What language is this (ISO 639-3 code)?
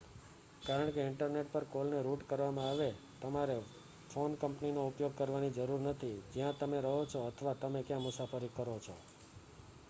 guj